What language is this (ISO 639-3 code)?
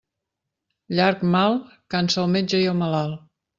cat